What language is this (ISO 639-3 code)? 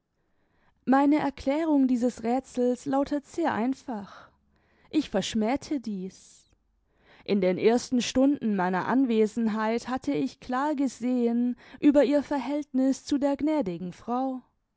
deu